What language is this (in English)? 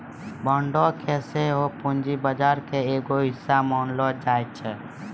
Maithili